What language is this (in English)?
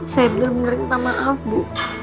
Indonesian